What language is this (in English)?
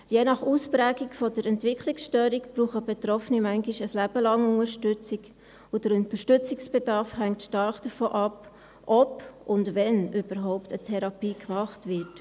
Swiss German